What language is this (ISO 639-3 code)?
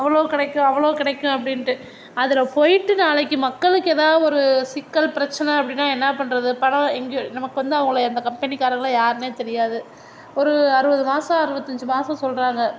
tam